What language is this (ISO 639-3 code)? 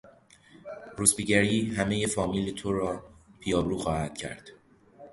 fas